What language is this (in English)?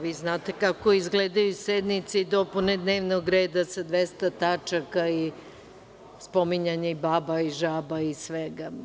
Serbian